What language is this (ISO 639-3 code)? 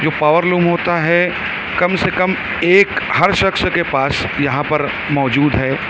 urd